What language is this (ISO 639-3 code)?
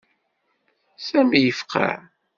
kab